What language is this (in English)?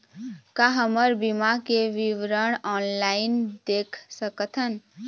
Chhattisgarhi